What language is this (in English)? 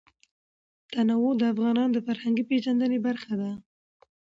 Pashto